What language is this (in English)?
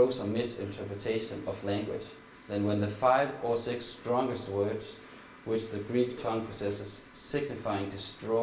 Danish